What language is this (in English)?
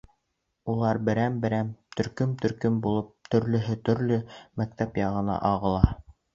Bashkir